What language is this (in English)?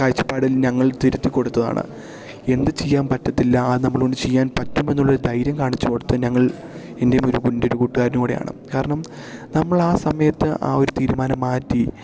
Malayalam